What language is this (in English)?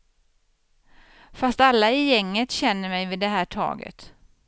Swedish